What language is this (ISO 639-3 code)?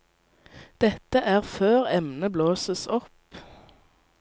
nor